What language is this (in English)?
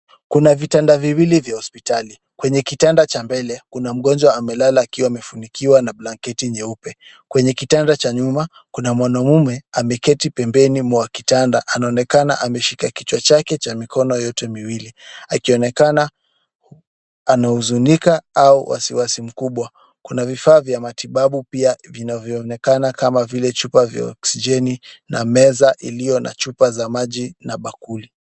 Swahili